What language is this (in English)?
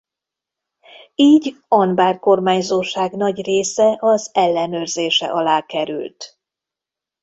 Hungarian